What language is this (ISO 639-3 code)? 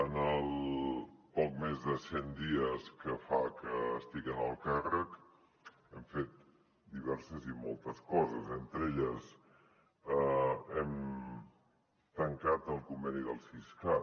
cat